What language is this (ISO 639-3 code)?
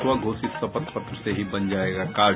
hin